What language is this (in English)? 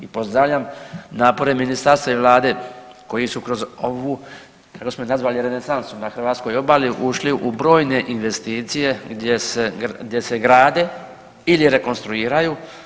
Croatian